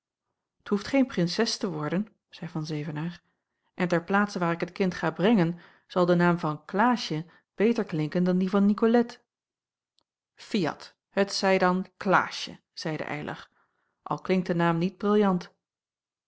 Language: Dutch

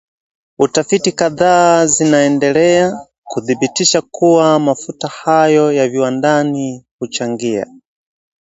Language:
Swahili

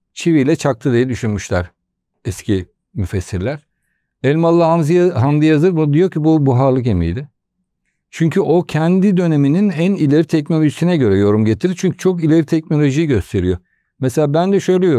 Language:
Turkish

